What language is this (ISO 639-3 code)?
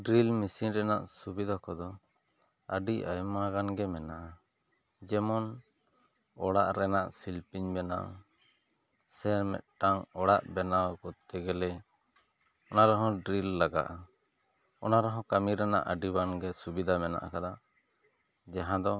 sat